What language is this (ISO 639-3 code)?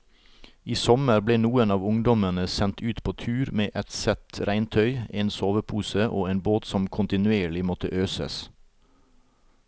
nor